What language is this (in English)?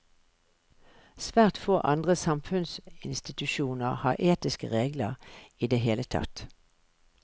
Norwegian